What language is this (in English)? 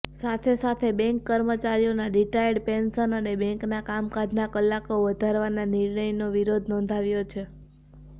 Gujarati